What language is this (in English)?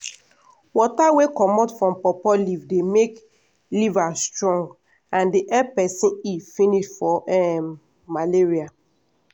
Nigerian Pidgin